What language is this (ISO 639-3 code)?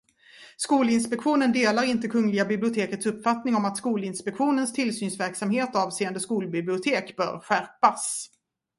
swe